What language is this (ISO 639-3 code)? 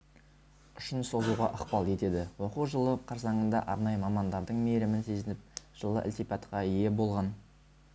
kaz